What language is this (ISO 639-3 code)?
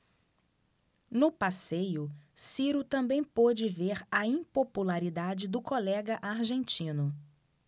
por